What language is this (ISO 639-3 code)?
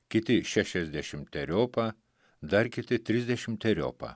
lit